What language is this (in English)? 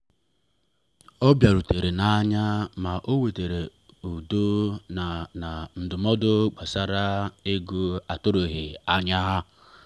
Igbo